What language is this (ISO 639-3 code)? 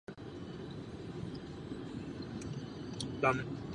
ces